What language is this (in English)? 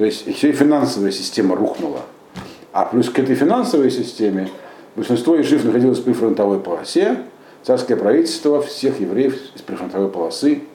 Russian